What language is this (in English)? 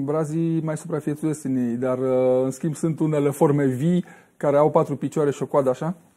Romanian